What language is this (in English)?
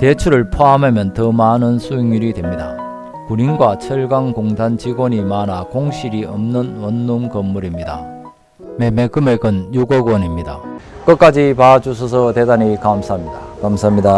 Korean